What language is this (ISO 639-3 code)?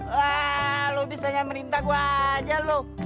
ind